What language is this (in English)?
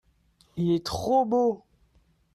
French